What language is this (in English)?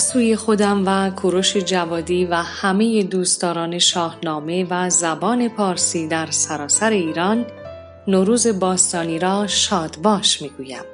Persian